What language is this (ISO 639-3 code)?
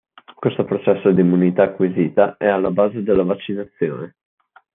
ita